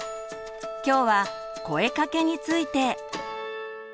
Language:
Japanese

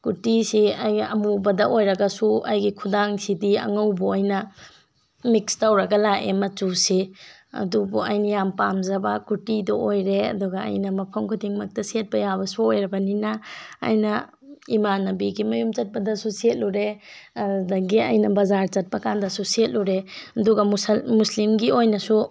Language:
Manipuri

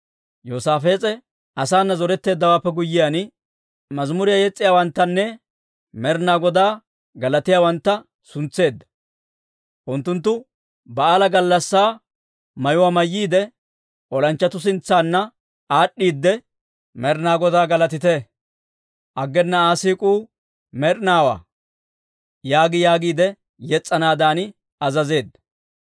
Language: Dawro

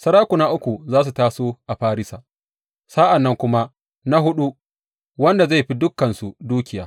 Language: Hausa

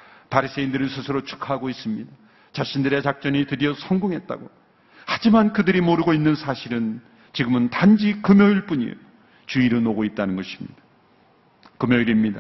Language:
Korean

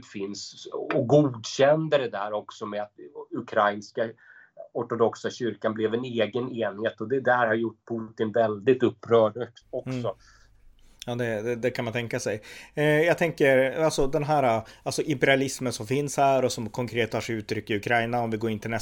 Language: Swedish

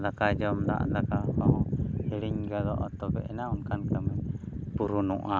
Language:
Santali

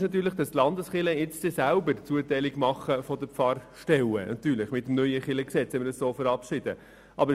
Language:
Swiss German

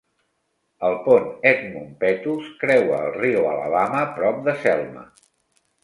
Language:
Catalan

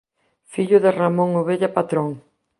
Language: Galician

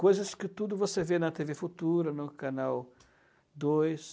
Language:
Portuguese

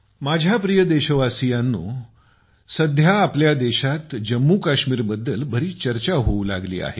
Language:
Marathi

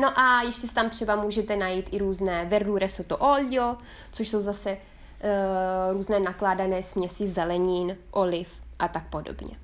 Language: Czech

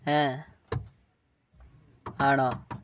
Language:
Malayalam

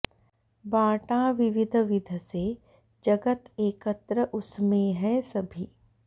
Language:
Sanskrit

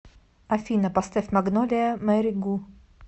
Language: Russian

